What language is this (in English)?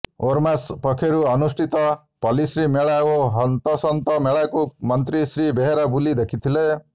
Odia